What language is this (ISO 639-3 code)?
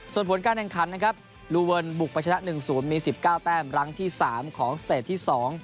tha